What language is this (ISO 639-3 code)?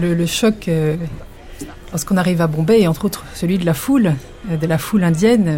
fra